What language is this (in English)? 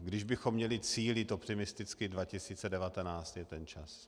Czech